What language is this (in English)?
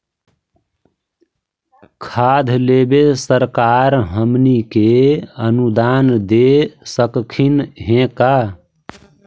Magahi